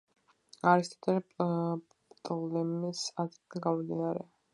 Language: Georgian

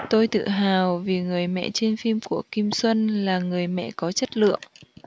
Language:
Vietnamese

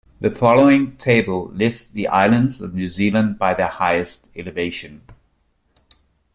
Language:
English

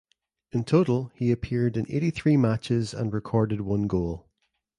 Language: English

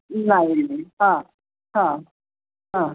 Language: Marathi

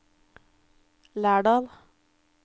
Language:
Norwegian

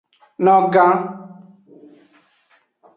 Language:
Aja (Benin)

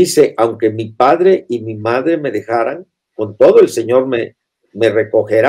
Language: Spanish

